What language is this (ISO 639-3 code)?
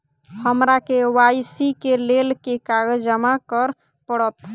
mai